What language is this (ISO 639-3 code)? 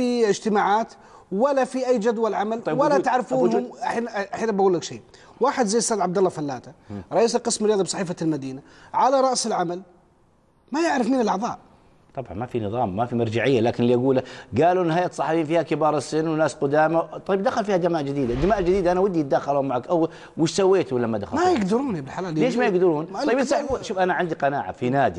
ara